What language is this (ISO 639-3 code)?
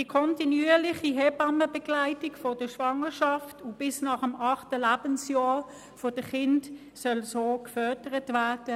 gsw